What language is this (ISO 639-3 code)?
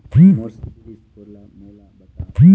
hne